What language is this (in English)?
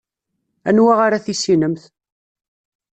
Kabyle